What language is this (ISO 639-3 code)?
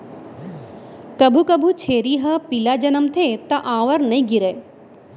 hne